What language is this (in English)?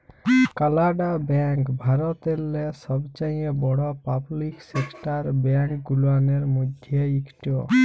Bangla